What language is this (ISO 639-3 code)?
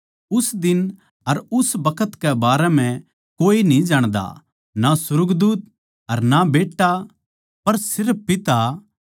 bgc